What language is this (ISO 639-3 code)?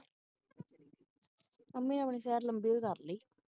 pan